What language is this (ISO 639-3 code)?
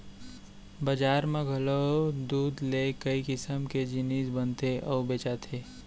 hne